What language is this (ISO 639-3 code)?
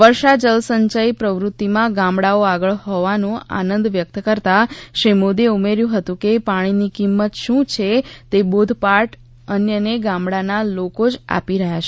guj